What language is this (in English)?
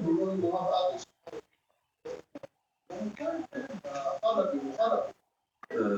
Hebrew